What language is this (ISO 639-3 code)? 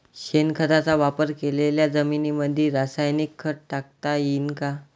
mar